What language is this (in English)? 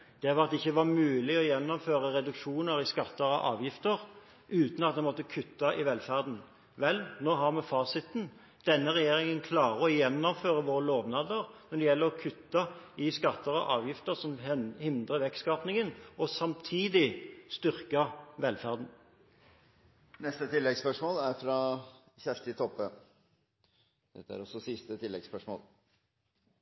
Norwegian